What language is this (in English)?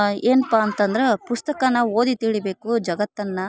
Kannada